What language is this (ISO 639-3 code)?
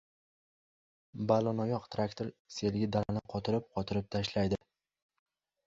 uzb